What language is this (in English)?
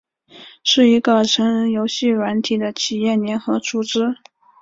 Chinese